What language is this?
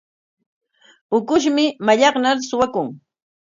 Corongo Ancash Quechua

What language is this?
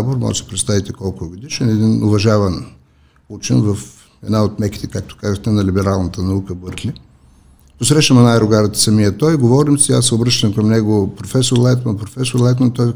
Bulgarian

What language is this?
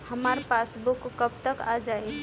Bhojpuri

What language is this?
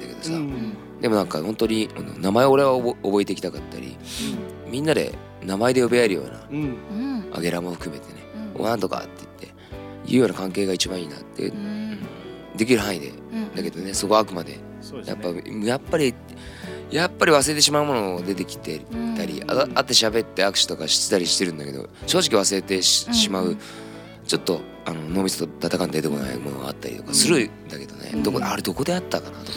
Japanese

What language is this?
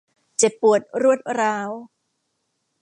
Thai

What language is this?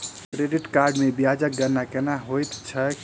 Maithili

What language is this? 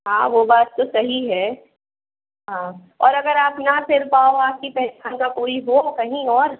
Hindi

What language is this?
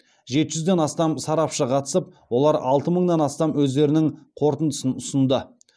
Kazakh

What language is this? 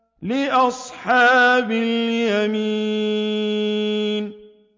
Arabic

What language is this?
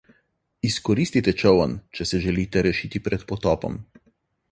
Slovenian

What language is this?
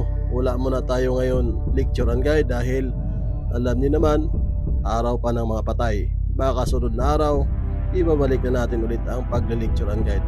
Filipino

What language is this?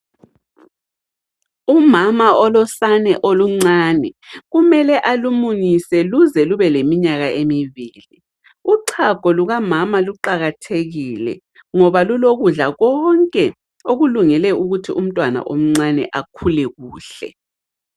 North Ndebele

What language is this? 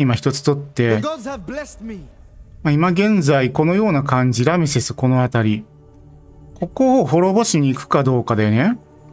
Japanese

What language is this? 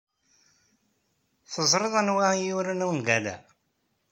Kabyle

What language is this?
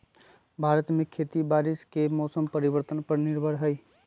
Magahi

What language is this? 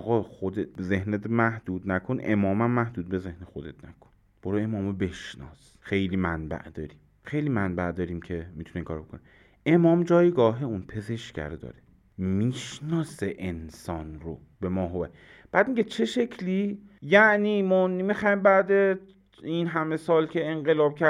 Persian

